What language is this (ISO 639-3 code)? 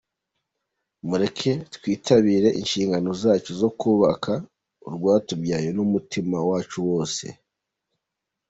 kin